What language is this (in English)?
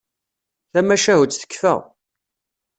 Kabyle